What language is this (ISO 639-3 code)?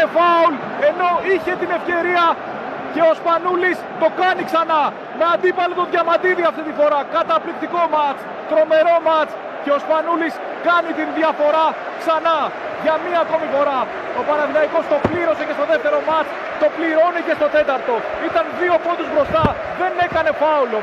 ell